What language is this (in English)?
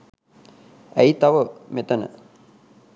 Sinhala